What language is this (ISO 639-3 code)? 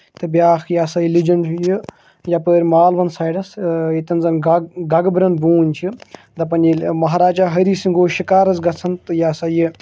kas